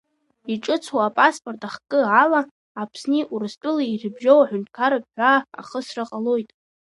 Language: Abkhazian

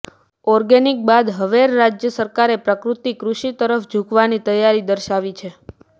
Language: Gujarati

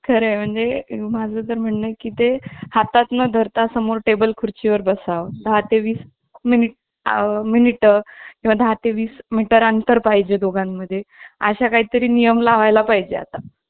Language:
Marathi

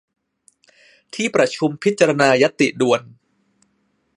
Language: Thai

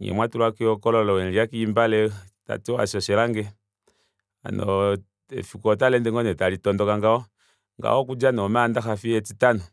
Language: Kuanyama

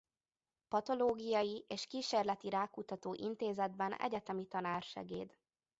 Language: Hungarian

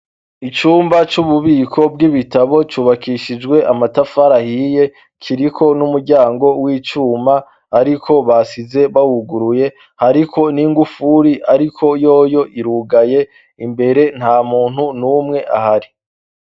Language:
Rundi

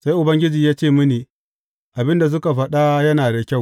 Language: Hausa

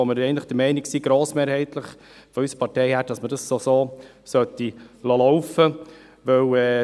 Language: Swiss German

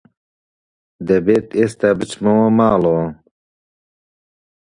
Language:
Central Kurdish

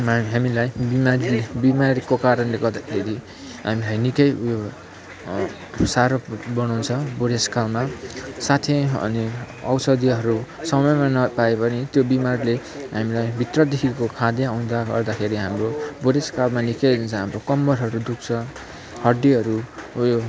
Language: Nepali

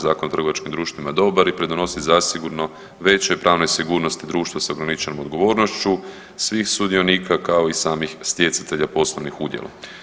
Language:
Croatian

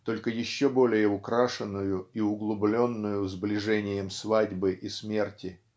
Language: Russian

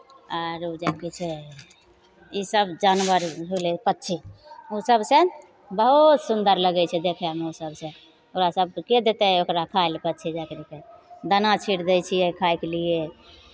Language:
Maithili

